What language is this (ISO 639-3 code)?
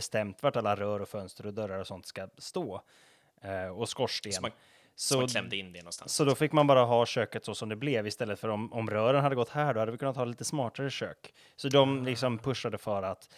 swe